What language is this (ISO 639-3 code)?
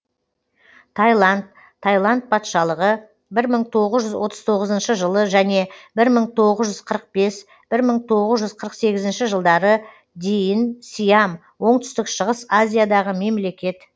kaz